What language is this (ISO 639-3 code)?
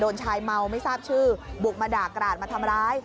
tha